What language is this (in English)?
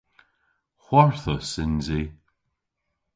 Cornish